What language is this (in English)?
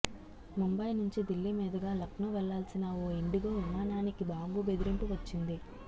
Telugu